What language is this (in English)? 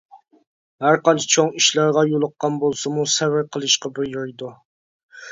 Uyghur